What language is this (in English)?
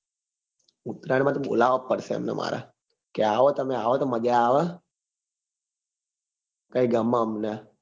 Gujarati